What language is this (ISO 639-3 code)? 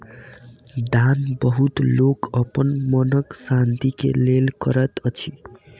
mai